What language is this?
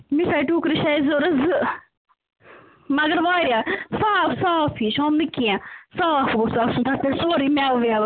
Kashmiri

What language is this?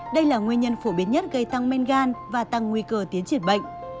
Vietnamese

